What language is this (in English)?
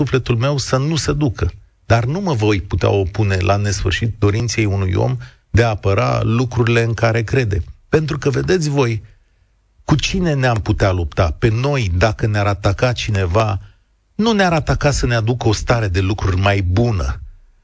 Romanian